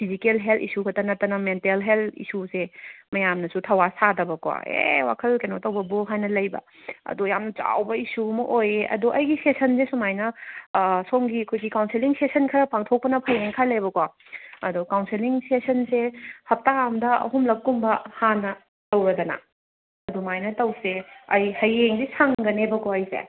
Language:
Manipuri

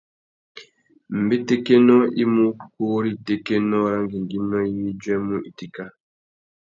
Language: Tuki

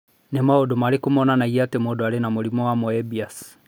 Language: Kikuyu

